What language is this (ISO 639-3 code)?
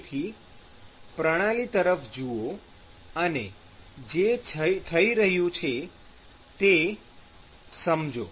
guj